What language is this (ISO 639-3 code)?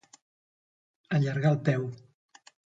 cat